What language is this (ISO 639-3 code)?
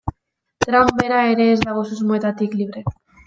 eus